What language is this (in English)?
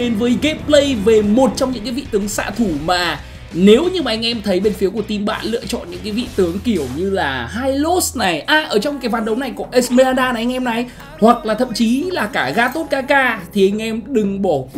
Vietnamese